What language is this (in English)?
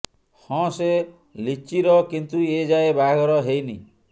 Odia